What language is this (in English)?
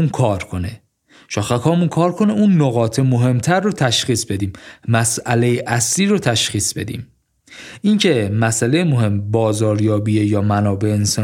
Persian